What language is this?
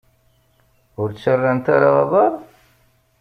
Kabyle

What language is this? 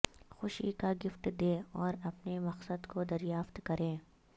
Urdu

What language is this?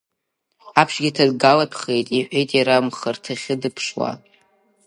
Abkhazian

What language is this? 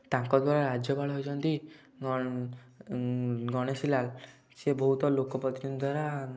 Odia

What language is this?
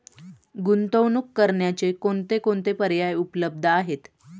Marathi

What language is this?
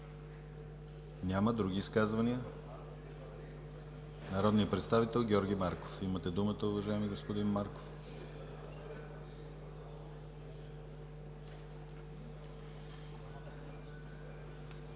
Bulgarian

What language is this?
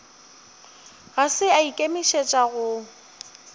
Northern Sotho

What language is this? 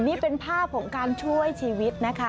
Thai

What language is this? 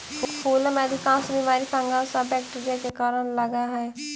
Magahi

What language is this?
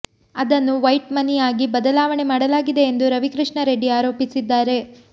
Kannada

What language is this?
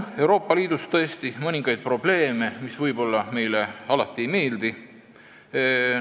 Estonian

